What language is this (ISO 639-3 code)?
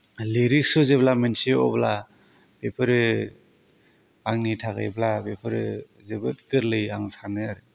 brx